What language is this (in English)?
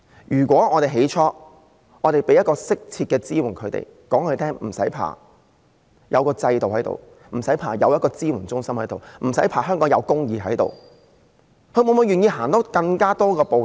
Cantonese